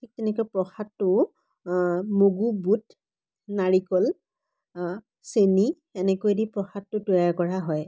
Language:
Assamese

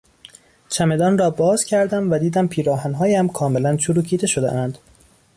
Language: Persian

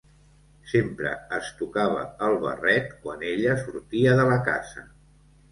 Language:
Catalan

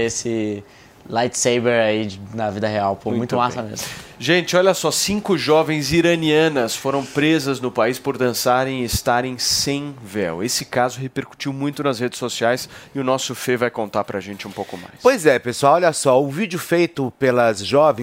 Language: Portuguese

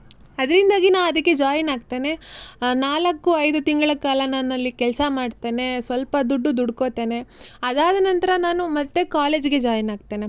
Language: Kannada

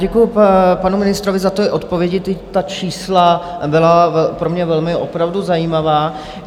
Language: Czech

